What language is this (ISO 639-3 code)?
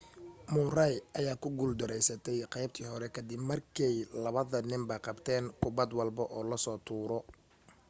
som